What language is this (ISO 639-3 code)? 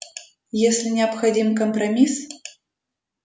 rus